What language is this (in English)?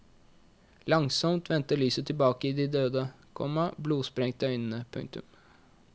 Norwegian